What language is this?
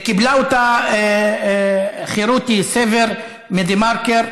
Hebrew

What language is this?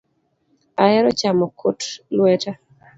Luo (Kenya and Tanzania)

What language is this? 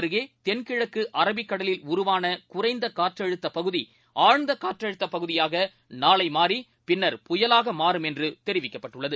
Tamil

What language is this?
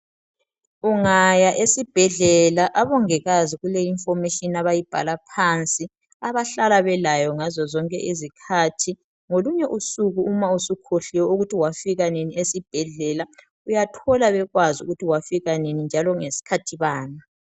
North Ndebele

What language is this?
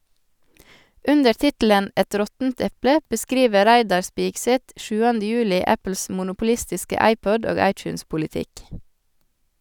Norwegian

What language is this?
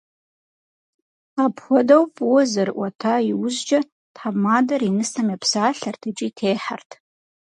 Kabardian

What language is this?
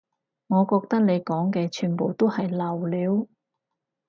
Cantonese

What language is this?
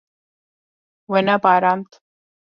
Kurdish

